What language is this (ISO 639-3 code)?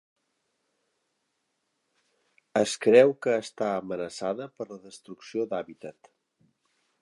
cat